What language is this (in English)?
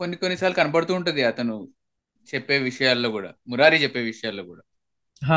Telugu